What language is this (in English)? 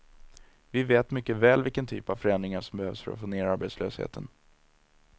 Swedish